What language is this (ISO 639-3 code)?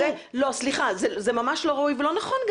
heb